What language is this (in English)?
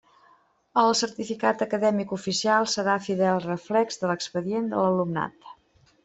Catalan